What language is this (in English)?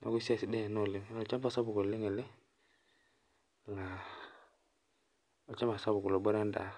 Masai